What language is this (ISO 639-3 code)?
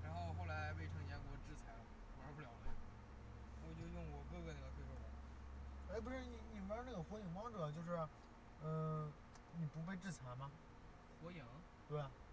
zho